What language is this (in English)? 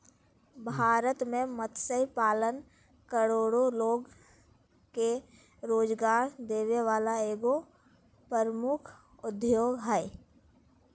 Magahi